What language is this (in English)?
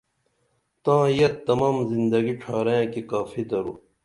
Dameli